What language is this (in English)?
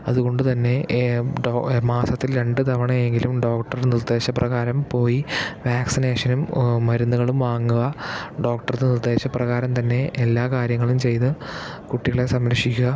Malayalam